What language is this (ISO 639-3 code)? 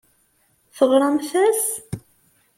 kab